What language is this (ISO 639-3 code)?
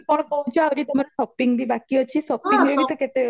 ori